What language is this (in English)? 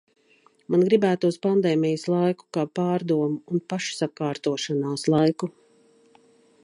Latvian